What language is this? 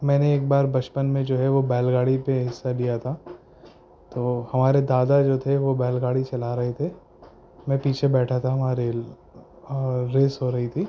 Urdu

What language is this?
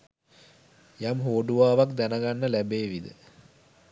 Sinhala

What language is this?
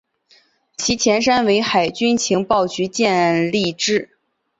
Chinese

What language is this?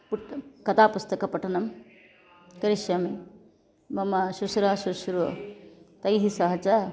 Sanskrit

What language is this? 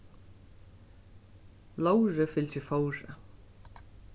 Faroese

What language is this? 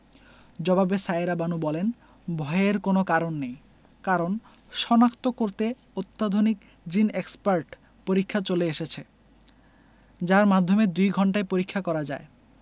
Bangla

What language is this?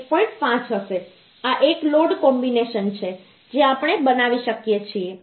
Gujarati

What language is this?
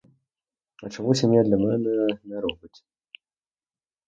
Ukrainian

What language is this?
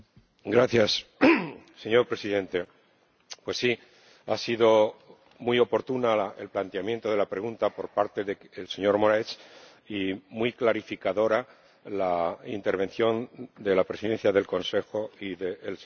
Spanish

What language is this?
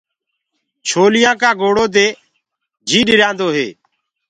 Gurgula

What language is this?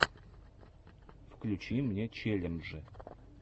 Russian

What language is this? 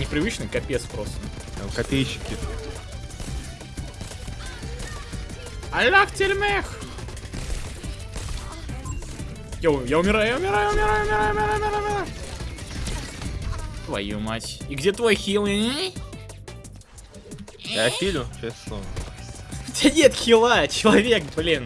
Russian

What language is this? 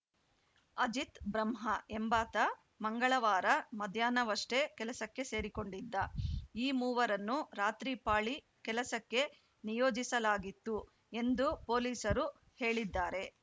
Kannada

